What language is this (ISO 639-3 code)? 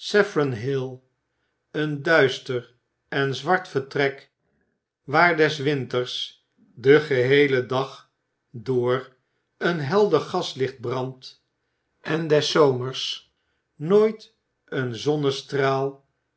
nld